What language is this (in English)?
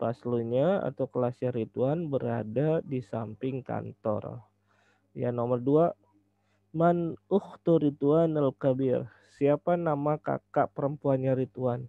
Indonesian